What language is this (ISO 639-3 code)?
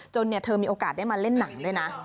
tha